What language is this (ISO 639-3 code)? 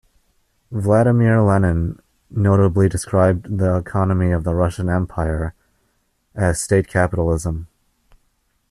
eng